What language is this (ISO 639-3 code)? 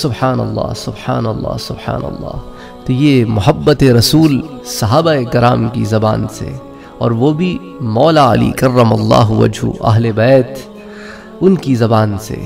ara